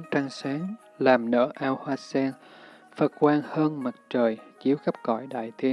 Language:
Vietnamese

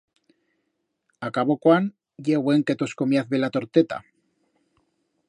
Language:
Aragonese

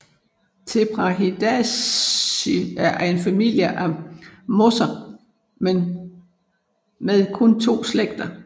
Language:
Danish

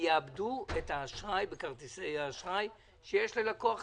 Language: Hebrew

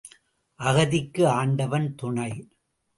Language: Tamil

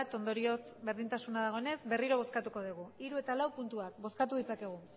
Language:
Basque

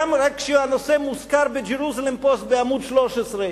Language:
Hebrew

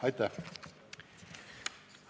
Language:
Estonian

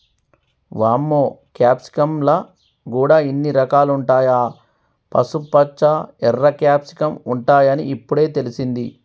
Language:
Telugu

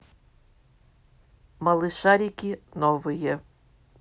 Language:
Russian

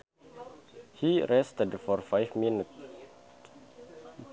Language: Sundanese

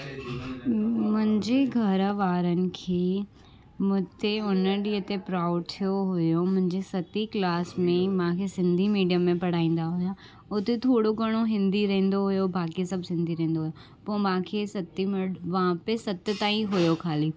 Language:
Sindhi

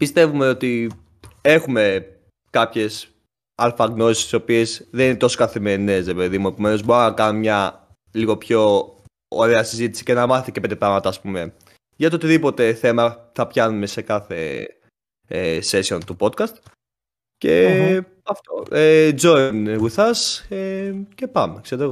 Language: Greek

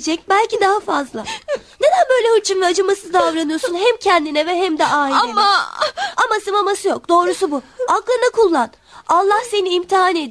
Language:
Turkish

